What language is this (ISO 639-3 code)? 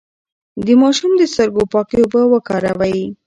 pus